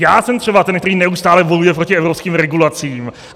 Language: Czech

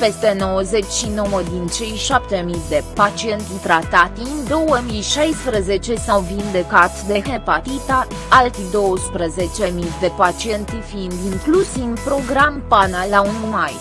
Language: Romanian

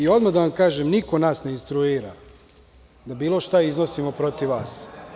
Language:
Serbian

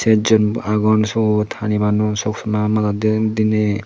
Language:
Chakma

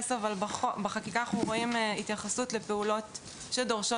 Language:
Hebrew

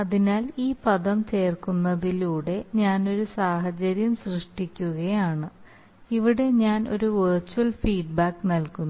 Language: Malayalam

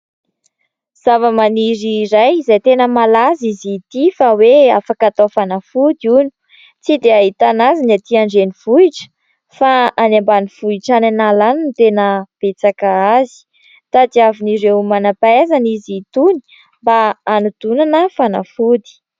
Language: Malagasy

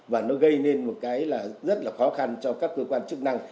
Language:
Vietnamese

